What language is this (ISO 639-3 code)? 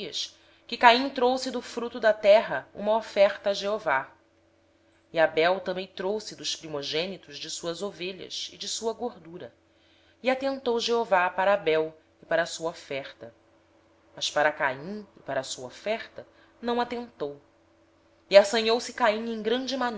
por